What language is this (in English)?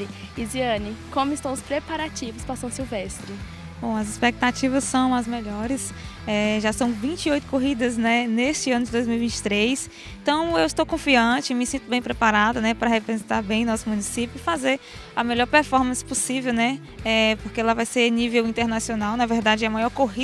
Portuguese